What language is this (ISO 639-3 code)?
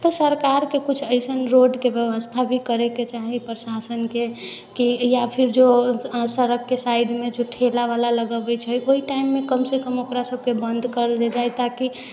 mai